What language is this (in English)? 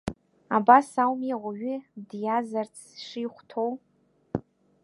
Abkhazian